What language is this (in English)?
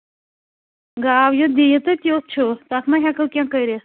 Kashmiri